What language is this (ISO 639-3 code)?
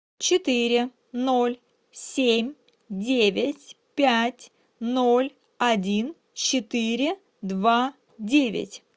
rus